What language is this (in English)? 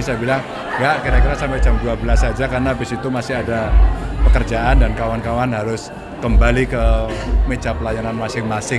Indonesian